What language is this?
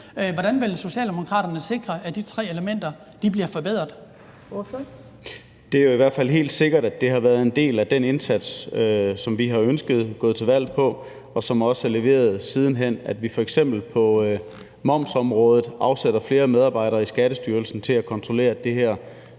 Danish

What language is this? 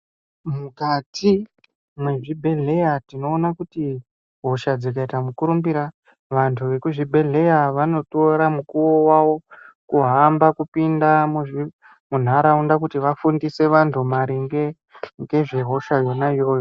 Ndau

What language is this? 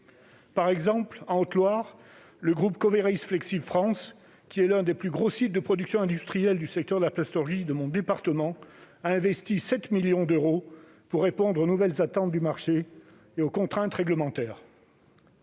French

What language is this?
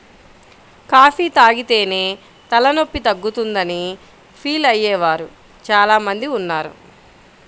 Telugu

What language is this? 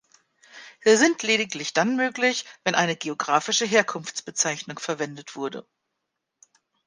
German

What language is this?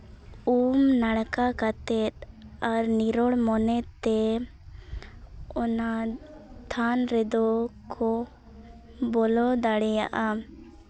Santali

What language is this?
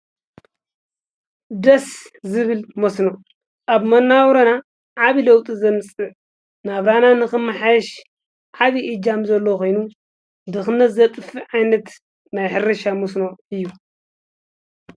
Tigrinya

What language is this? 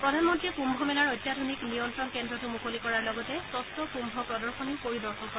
Assamese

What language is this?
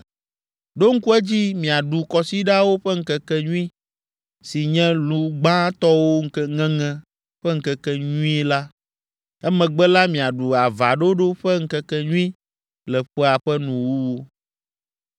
Ewe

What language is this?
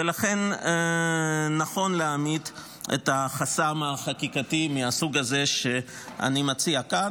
Hebrew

